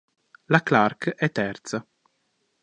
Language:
Italian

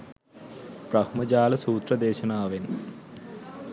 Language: Sinhala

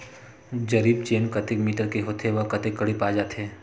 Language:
Chhattisgarhi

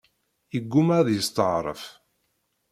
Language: Kabyle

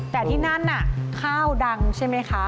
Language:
Thai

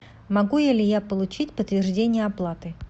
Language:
Russian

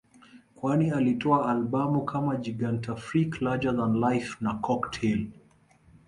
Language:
Swahili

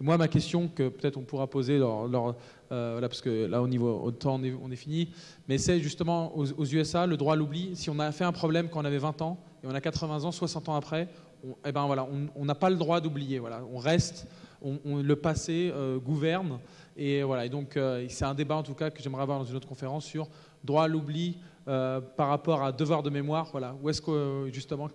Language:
French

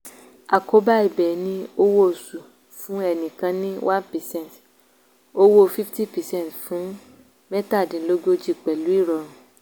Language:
Yoruba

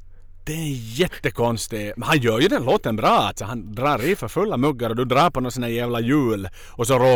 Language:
Swedish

